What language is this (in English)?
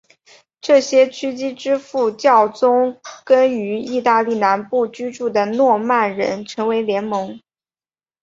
Chinese